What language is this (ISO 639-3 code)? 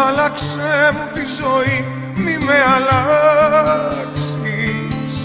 ell